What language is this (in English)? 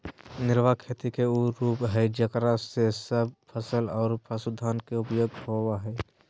Magahi